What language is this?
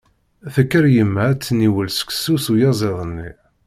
Kabyle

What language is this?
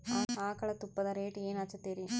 Kannada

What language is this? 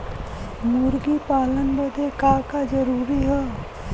Bhojpuri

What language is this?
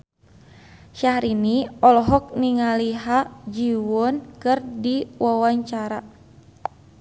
Sundanese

